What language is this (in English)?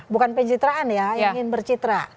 Indonesian